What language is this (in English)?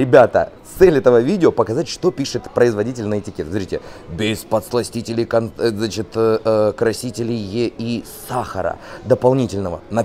Russian